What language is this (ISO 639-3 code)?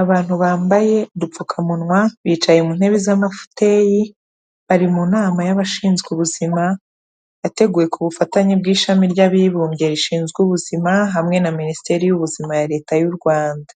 kin